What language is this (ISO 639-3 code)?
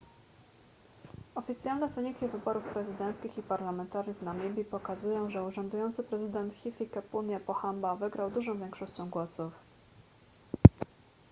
pol